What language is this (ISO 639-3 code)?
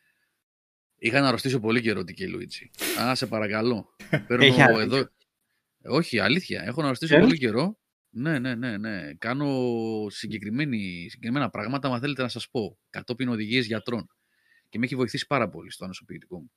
ell